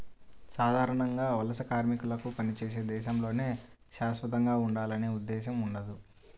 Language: Telugu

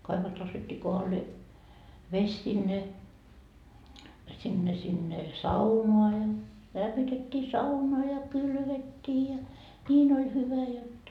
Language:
Finnish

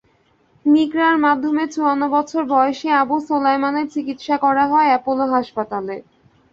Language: Bangla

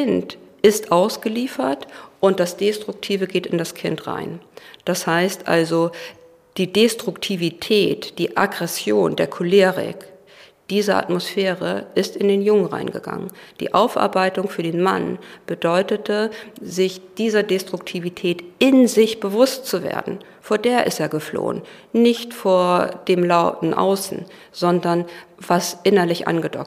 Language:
German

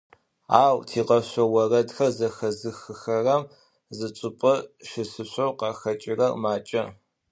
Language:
Adyghe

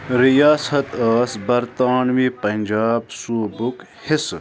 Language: Kashmiri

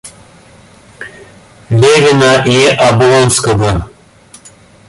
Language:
Russian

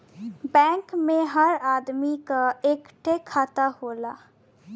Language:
Bhojpuri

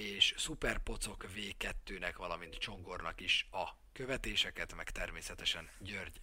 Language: Hungarian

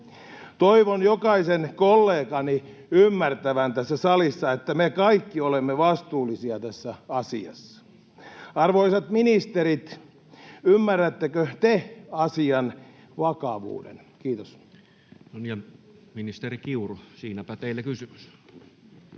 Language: Finnish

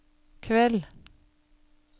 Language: Norwegian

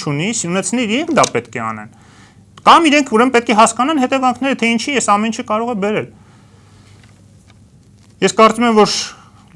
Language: Romanian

